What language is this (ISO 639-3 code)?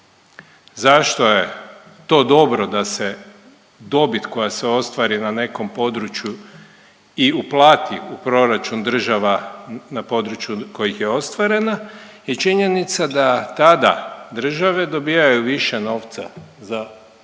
hrv